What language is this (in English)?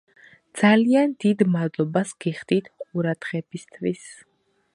Georgian